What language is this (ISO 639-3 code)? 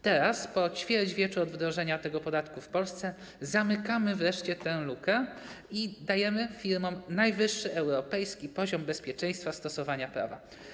pol